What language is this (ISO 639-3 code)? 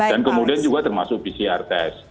ind